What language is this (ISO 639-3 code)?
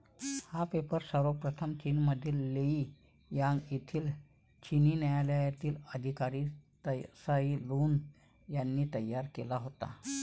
mar